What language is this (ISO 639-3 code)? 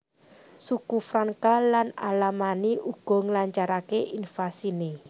jav